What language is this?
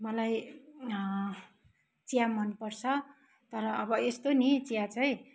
Nepali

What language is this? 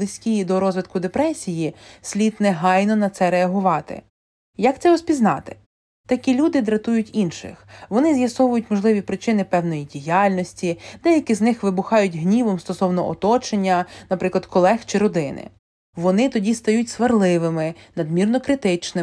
Ukrainian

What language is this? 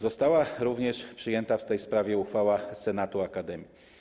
Polish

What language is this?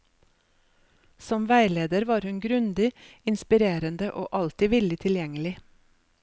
Norwegian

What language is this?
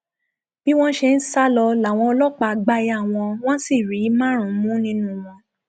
Yoruba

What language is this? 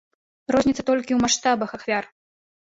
Belarusian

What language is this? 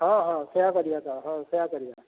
Odia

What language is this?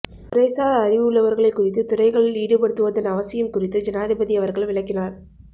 Tamil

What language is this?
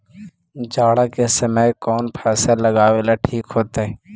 Magahi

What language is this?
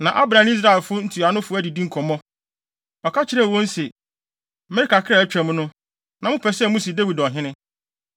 Akan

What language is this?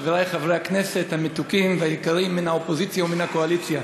Hebrew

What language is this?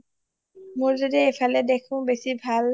Assamese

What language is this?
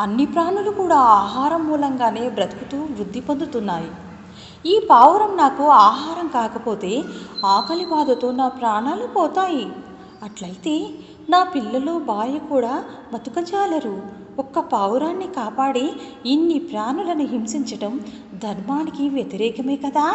Telugu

